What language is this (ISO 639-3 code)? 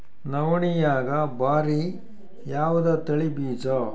kan